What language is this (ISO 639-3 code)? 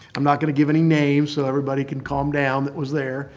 eng